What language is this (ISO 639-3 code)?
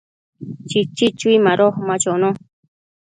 mcf